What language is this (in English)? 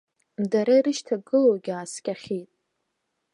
Abkhazian